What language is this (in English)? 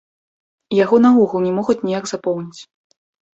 Belarusian